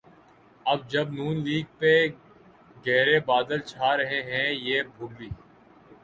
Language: Urdu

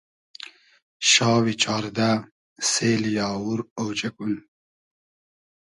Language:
Hazaragi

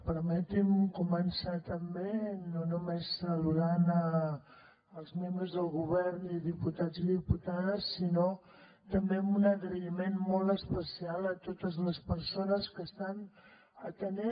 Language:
Catalan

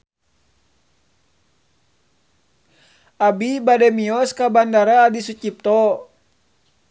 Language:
Sundanese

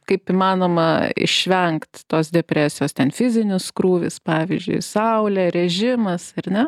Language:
Lithuanian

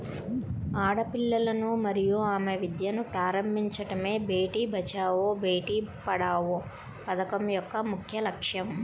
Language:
Telugu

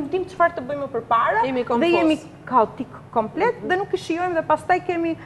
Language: Ukrainian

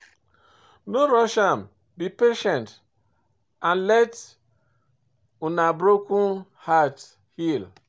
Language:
Nigerian Pidgin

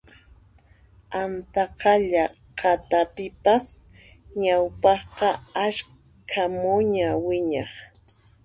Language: Puno Quechua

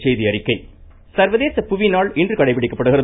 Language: Tamil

